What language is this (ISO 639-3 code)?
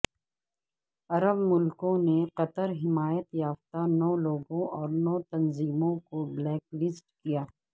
urd